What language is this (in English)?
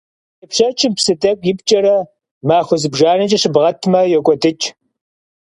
Kabardian